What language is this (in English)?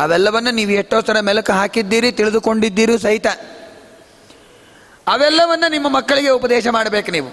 Kannada